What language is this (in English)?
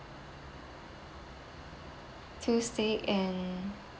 English